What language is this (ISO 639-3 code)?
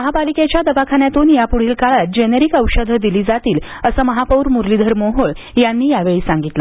mar